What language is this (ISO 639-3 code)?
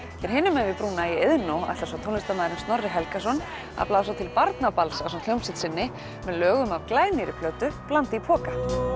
isl